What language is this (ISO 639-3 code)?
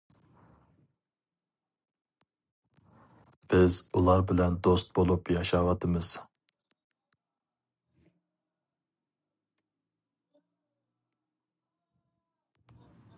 uig